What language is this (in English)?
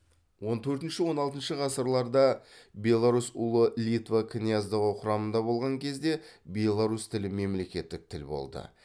Kazakh